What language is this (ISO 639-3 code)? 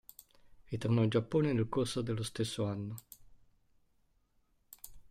ita